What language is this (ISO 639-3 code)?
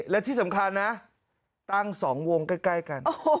tha